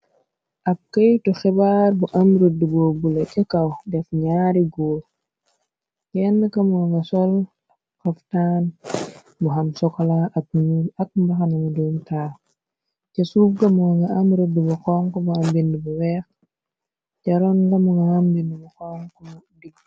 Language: Wolof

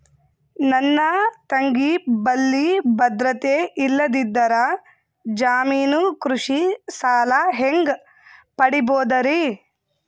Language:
Kannada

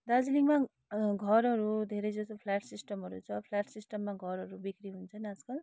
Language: Nepali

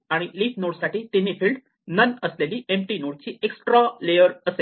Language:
Marathi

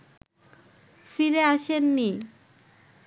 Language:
Bangla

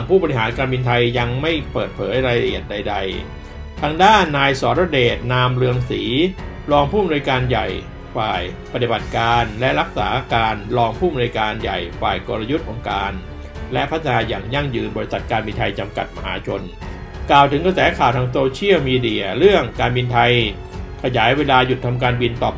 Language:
Thai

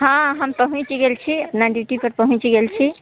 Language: Maithili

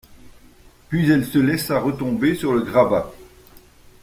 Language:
French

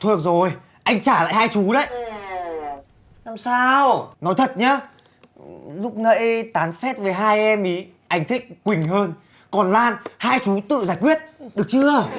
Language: Vietnamese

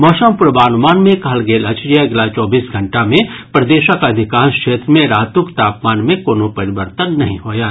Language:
Maithili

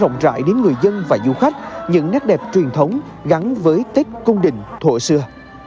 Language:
Vietnamese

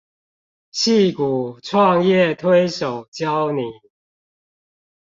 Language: Chinese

